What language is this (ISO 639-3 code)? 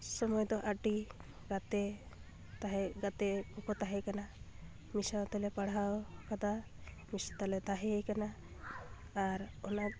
sat